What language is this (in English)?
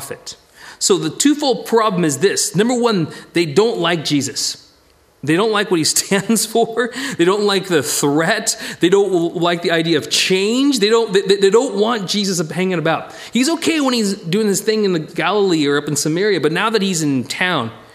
English